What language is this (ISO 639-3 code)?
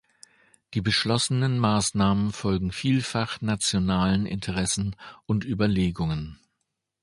deu